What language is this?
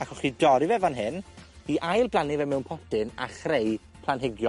Welsh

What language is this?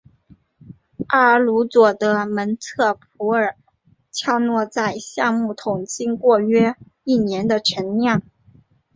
Chinese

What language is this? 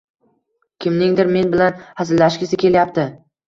Uzbek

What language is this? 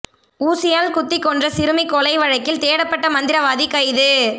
Tamil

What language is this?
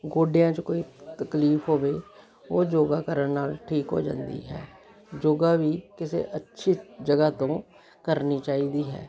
Punjabi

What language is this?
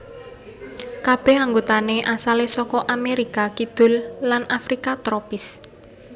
Javanese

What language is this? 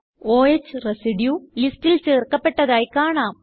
Malayalam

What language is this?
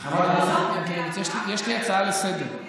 Hebrew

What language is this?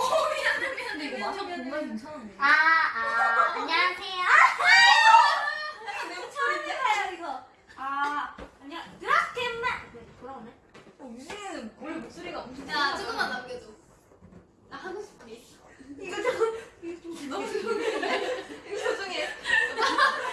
Korean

